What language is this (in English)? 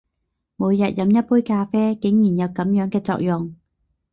Cantonese